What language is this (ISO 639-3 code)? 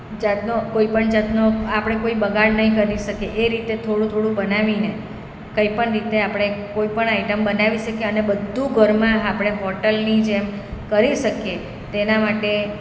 guj